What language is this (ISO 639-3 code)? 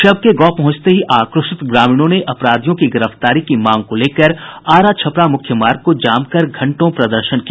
hin